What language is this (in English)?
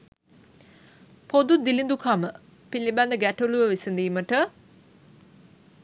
Sinhala